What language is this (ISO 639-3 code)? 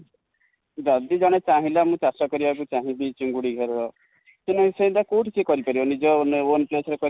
ori